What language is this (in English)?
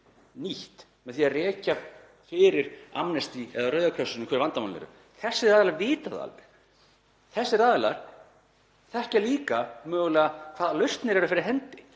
Icelandic